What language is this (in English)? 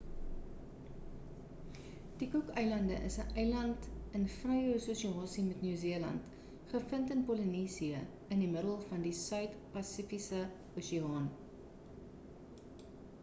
Afrikaans